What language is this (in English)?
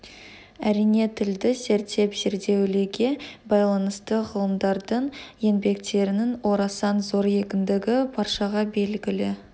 Kazakh